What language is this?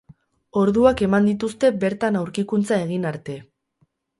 Basque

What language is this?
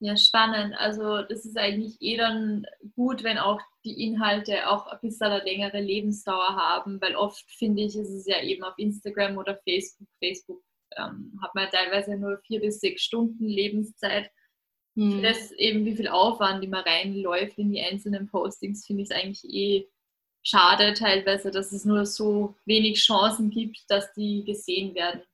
German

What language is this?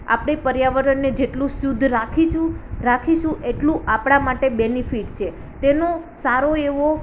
Gujarati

